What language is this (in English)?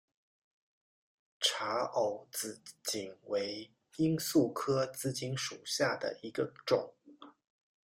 Chinese